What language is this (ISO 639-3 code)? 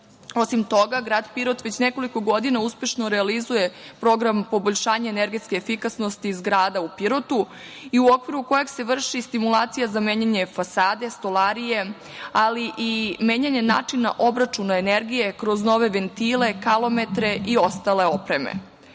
srp